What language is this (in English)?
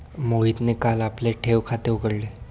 Marathi